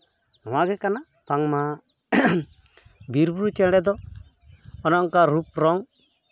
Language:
Santali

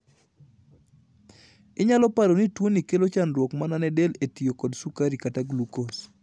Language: Luo (Kenya and Tanzania)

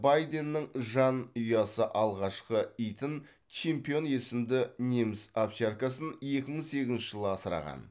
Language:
Kazakh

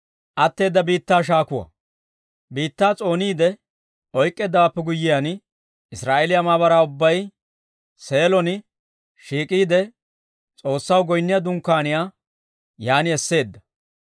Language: Dawro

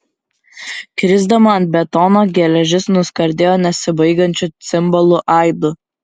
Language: Lithuanian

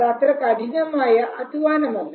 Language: Malayalam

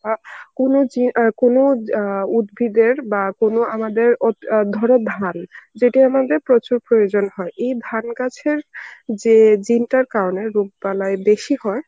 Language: Bangla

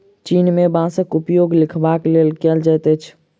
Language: Maithili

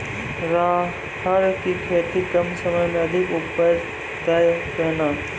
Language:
Maithili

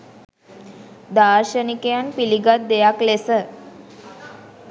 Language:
Sinhala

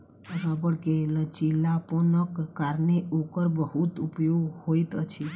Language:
Maithili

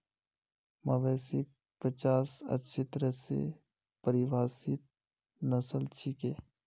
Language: Magahi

